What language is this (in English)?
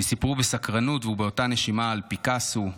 Hebrew